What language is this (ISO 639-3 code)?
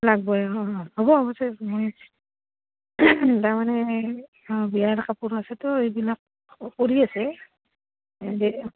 asm